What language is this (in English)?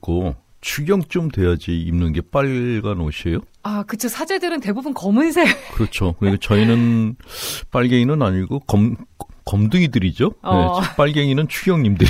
Korean